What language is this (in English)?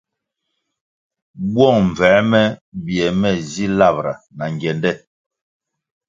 Kwasio